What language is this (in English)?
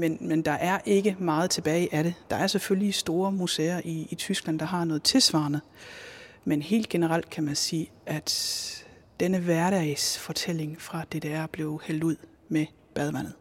Danish